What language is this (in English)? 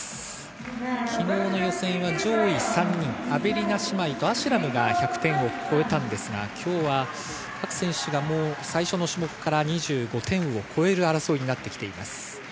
Japanese